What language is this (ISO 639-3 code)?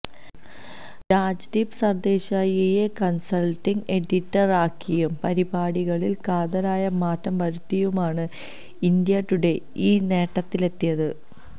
mal